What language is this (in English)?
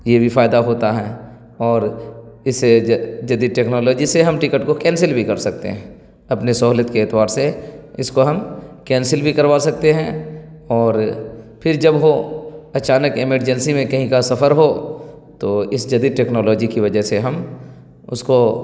Urdu